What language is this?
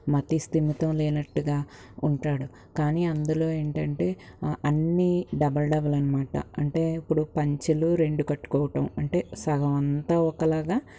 Telugu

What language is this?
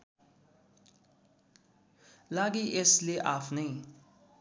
Nepali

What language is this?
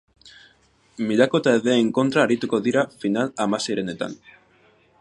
Basque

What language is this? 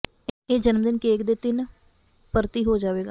Punjabi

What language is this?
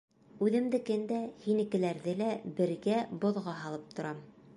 Bashkir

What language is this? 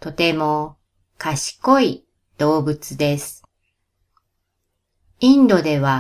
Japanese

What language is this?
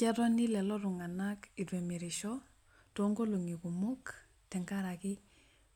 Masai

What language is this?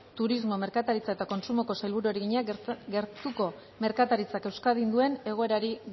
Basque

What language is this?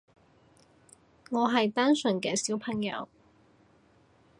Cantonese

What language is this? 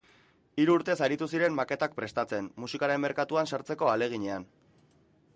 Basque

